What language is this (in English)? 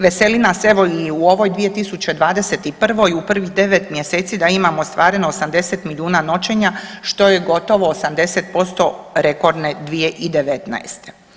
Croatian